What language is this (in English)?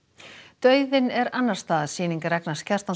Icelandic